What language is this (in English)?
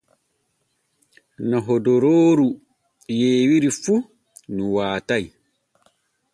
Borgu Fulfulde